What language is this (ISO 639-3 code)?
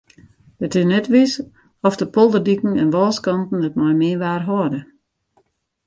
fry